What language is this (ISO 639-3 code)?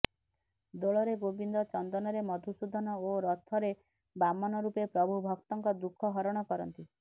ori